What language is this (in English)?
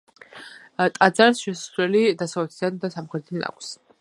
Georgian